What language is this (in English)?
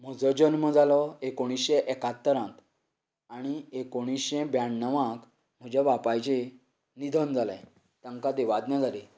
Konkani